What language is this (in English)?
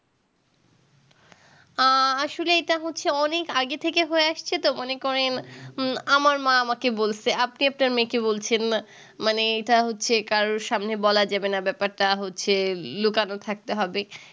Bangla